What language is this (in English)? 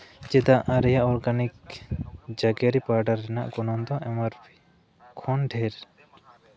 Santali